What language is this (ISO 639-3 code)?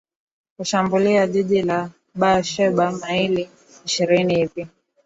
swa